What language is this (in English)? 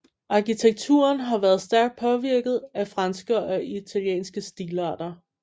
Danish